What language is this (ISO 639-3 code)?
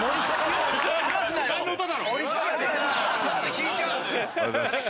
jpn